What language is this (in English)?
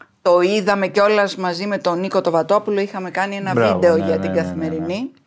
Greek